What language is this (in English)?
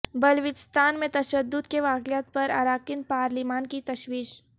Urdu